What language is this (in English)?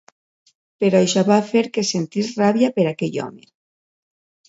Catalan